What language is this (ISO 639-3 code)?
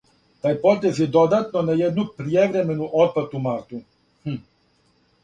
srp